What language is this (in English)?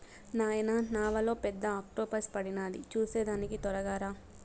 Telugu